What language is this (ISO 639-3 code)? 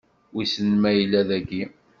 kab